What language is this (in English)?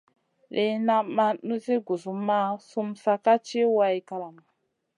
Masana